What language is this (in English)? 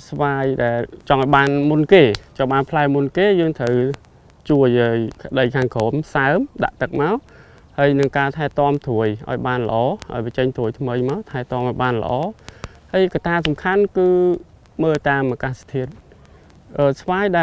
Vietnamese